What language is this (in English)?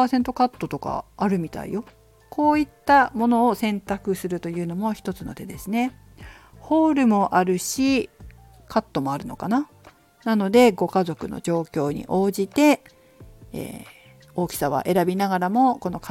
Japanese